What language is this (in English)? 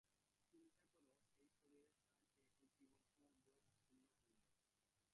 Bangla